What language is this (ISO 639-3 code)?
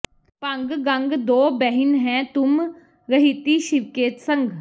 pan